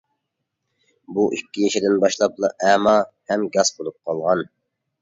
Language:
Uyghur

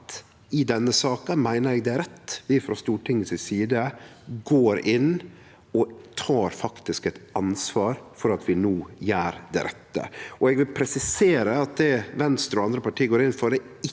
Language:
Norwegian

